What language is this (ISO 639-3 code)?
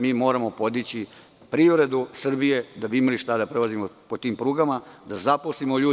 srp